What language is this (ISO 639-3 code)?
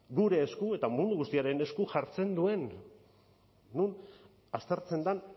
eus